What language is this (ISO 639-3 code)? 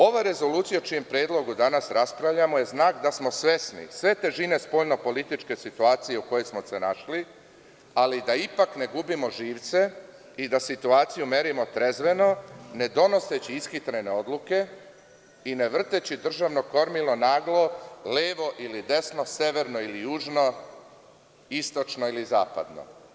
srp